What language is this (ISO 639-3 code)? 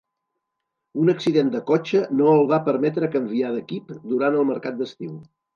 cat